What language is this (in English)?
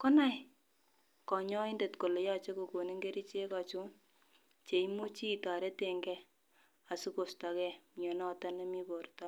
Kalenjin